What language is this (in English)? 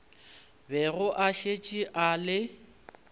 Northern Sotho